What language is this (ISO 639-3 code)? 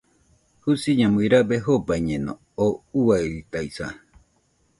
hux